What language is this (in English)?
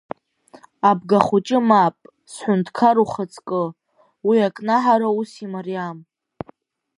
Abkhazian